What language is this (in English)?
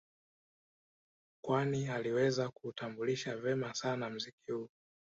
Swahili